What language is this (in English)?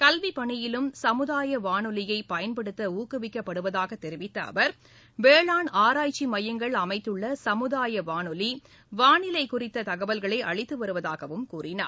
Tamil